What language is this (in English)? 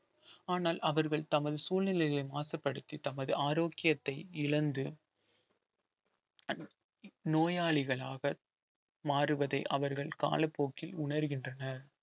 Tamil